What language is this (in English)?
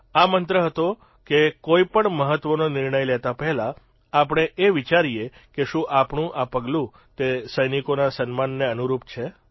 Gujarati